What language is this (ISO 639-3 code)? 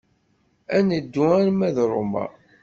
kab